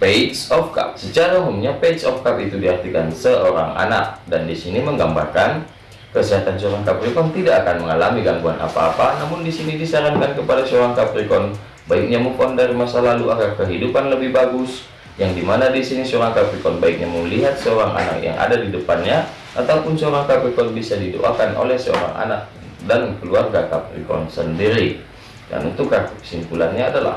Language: Indonesian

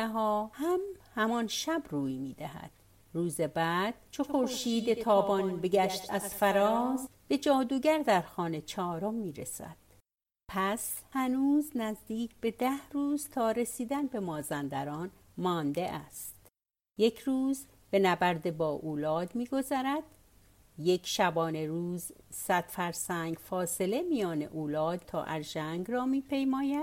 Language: Persian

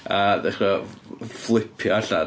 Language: Welsh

